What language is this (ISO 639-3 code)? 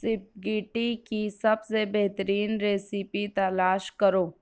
urd